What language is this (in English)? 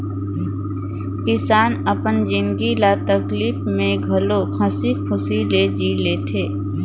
Chhattisgarhi